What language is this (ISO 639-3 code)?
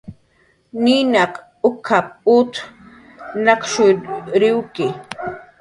jqr